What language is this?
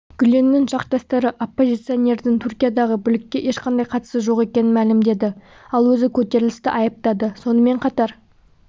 Kazakh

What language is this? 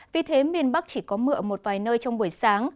Vietnamese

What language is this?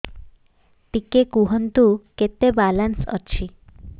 Odia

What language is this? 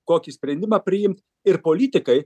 Lithuanian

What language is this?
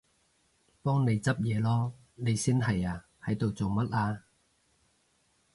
Cantonese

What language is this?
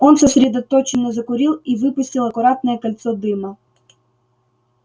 Russian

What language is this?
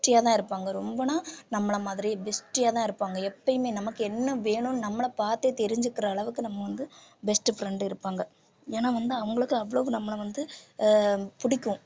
Tamil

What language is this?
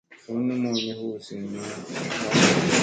Musey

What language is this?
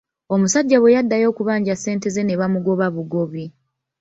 Ganda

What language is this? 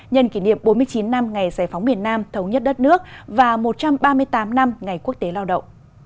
Vietnamese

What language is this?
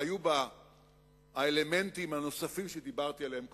Hebrew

